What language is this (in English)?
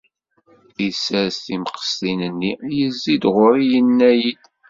Kabyle